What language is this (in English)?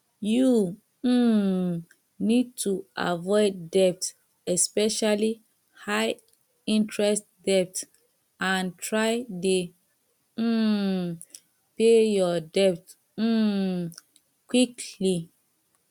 Nigerian Pidgin